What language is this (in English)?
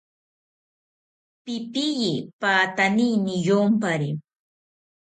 South Ucayali Ashéninka